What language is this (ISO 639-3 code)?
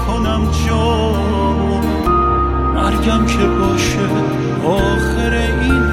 fas